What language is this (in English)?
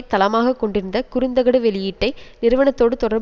Tamil